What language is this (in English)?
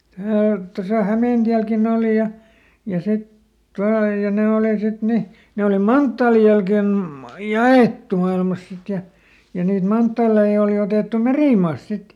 Finnish